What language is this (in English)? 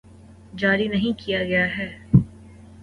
Urdu